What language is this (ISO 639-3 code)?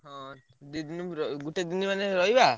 ori